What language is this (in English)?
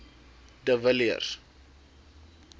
Afrikaans